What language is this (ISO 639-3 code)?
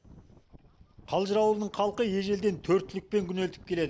kaz